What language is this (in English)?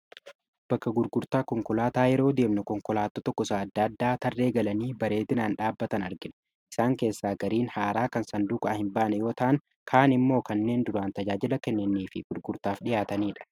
Oromo